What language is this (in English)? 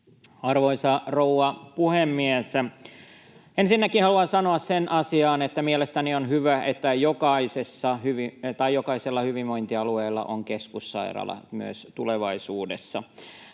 Finnish